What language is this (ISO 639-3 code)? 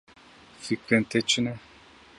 kur